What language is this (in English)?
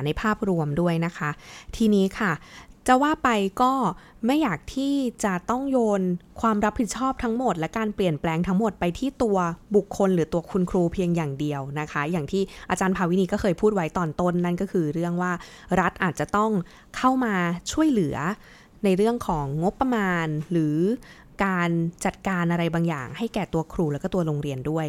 Thai